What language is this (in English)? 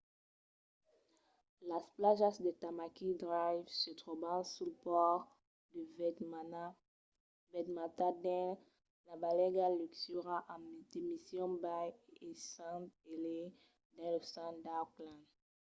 Occitan